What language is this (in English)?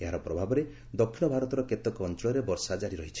Odia